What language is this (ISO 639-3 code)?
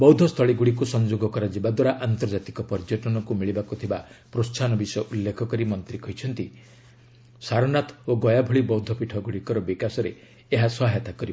ori